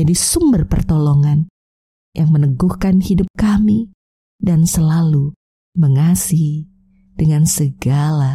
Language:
Indonesian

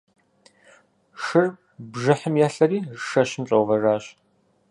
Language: Kabardian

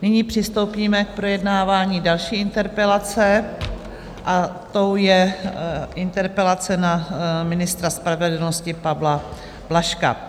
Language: Czech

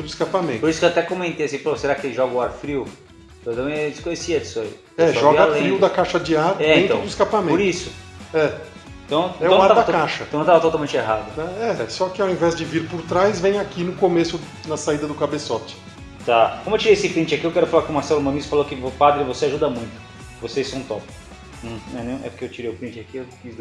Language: Portuguese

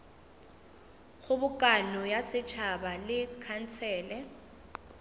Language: Northern Sotho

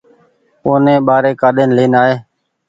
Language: Goaria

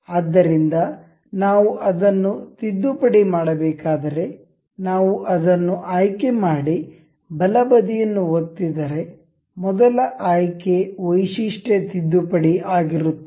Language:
Kannada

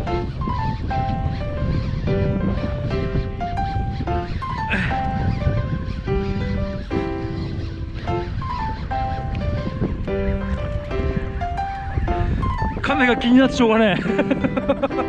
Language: Japanese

